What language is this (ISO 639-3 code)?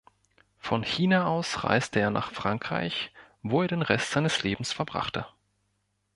deu